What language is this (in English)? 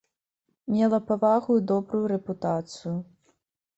Belarusian